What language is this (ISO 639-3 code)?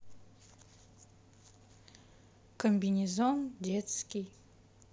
rus